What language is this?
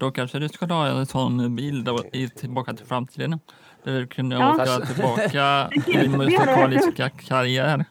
Swedish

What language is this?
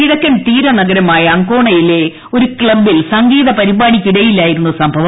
Malayalam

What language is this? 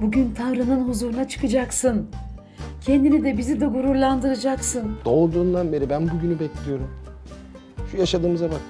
Turkish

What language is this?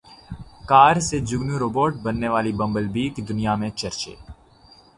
Urdu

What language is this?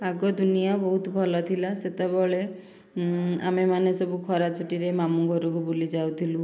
Odia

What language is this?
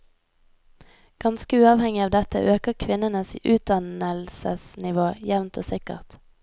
Norwegian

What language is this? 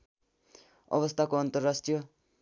Nepali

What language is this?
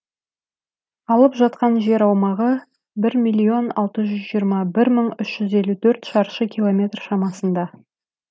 Kazakh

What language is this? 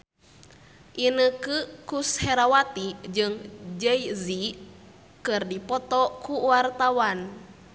Sundanese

